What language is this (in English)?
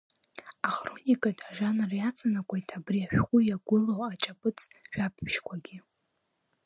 Abkhazian